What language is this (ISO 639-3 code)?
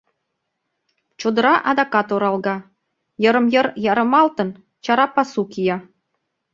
chm